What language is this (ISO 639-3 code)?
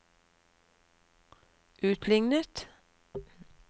nor